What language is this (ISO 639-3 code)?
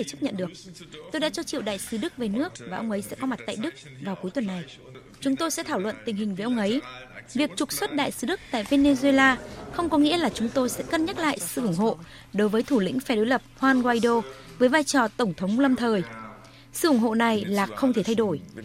vie